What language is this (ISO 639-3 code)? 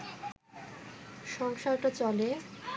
ben